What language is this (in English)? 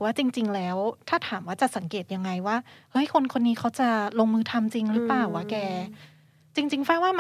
Thai